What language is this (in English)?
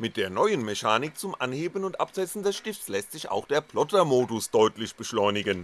German